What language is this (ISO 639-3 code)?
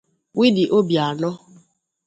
ibo